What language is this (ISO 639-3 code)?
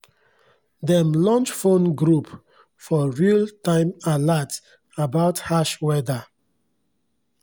pcm